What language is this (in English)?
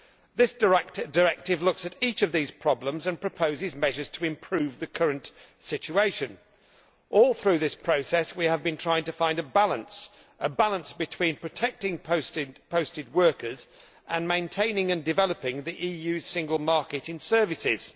English